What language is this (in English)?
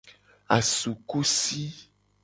Gen